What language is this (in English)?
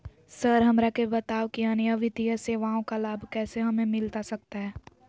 Magahi